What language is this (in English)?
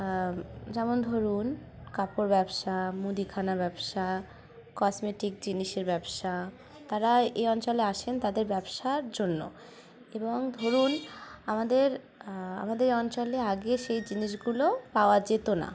Bangla